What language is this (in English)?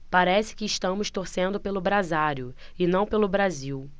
Portuguese